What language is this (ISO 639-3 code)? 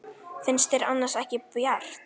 isl